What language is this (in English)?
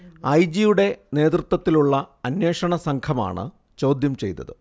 Malayalam